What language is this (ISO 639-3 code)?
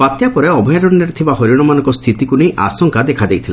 ori